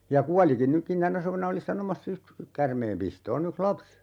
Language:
Finnish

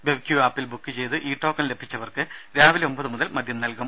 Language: Malayalam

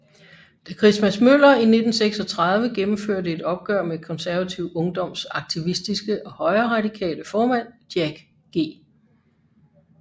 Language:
Danish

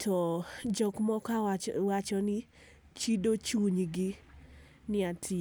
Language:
Luo (Kenya and Tanzania)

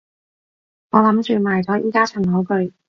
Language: Cantonese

